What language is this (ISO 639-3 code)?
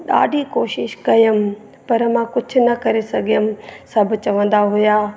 snd